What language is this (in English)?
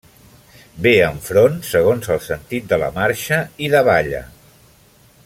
Catalan